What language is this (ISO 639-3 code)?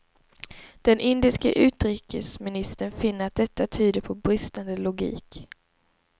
swe